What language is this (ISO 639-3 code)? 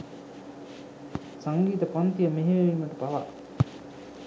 sin